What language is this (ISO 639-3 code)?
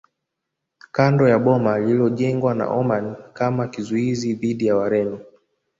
swa